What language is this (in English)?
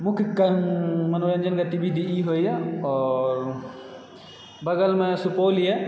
Maithili